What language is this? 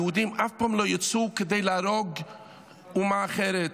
Hebrew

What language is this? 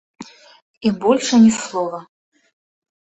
Belarusian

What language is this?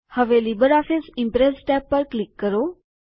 Gujarati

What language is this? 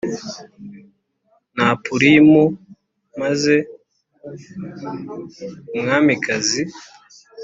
Kinyarwanda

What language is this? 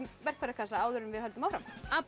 Icelandic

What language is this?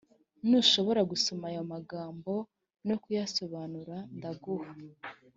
Kinyarwanda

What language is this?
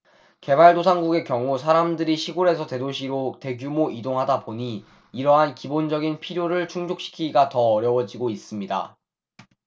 Korean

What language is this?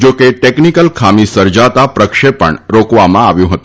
Gujarati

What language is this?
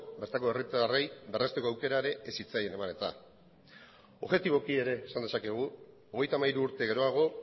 Basque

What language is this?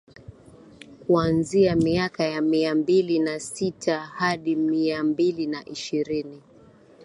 Swahili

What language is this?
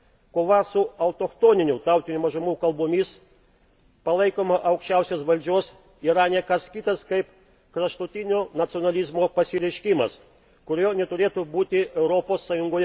Lithuanian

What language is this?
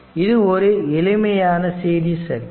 Tamil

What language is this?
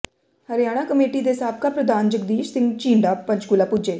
Punjabi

